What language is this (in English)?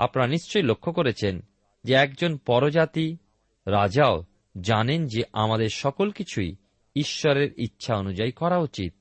Bangla